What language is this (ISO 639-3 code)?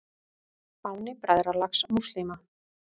isl